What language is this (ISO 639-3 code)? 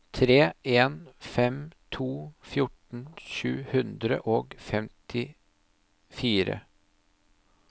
nor